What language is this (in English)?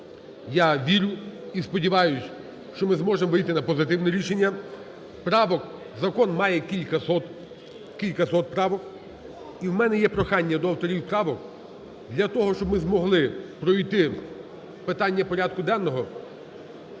Ukrainian